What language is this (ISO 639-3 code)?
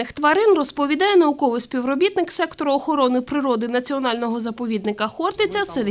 ukr